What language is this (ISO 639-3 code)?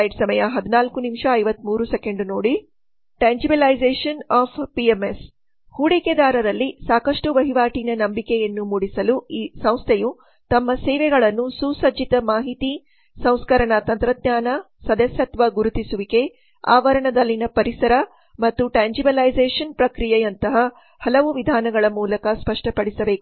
kan